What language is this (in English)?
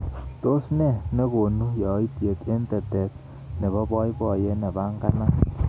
Kalenjin